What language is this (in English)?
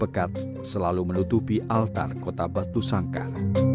Indonesian